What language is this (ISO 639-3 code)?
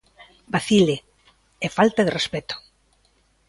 glg